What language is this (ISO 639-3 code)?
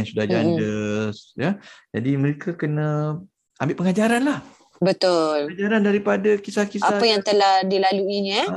msa